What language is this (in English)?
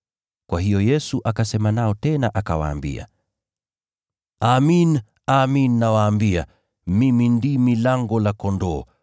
Swahili